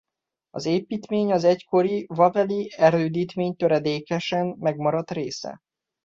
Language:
Hungarian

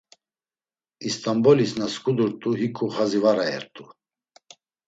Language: Laz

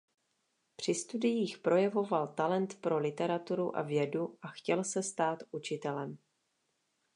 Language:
Czech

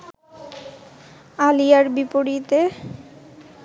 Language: Bangla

